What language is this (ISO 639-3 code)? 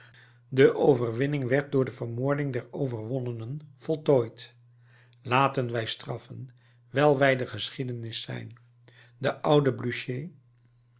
nld